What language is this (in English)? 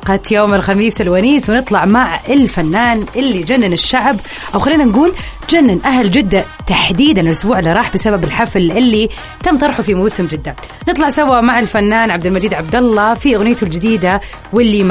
Arabic